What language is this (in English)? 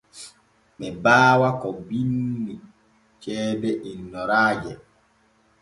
Borgu Fulfulde